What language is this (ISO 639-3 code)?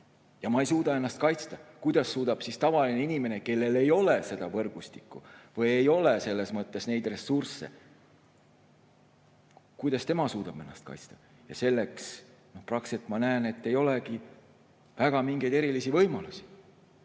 est